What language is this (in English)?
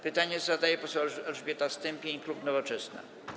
Polish